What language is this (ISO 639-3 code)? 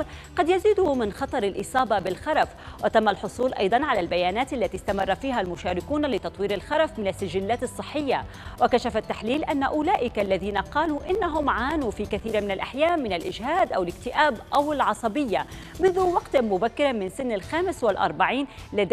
ara